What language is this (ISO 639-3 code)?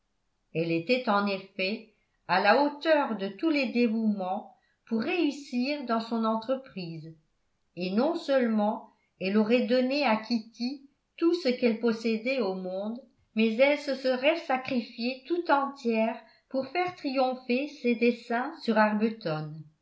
fra